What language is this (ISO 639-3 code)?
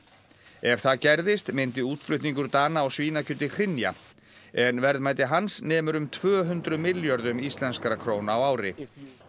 isl